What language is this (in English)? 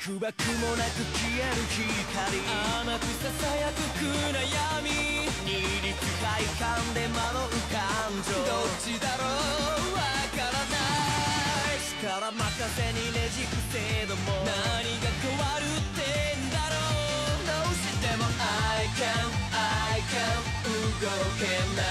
Japanese